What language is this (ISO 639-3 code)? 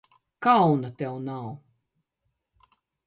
lav